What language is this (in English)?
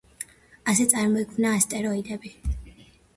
Georgian